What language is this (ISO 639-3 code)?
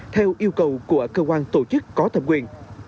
vie